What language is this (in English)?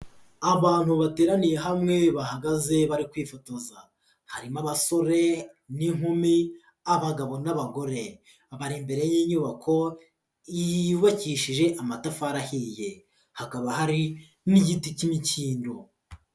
Kinyarwanda